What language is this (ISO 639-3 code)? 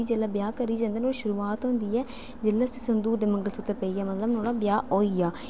doi